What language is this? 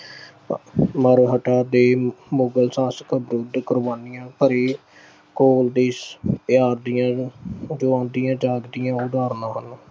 Punjabi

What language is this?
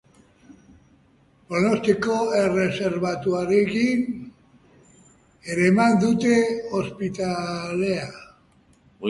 Basque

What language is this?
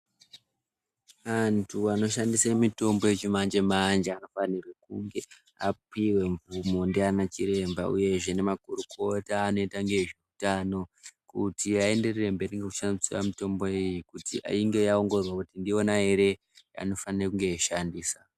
Ndau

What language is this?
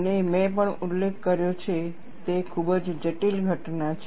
Gujarati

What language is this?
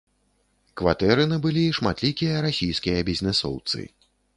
Belarusian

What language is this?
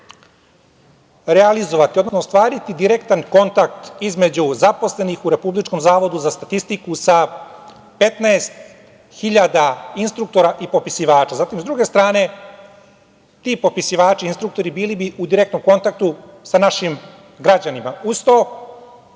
Serbian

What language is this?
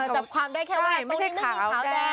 Thai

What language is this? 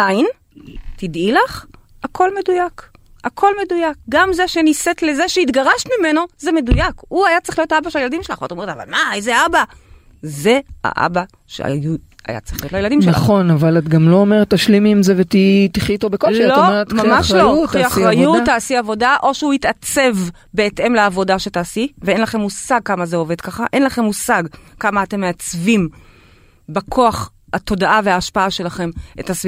Hebrew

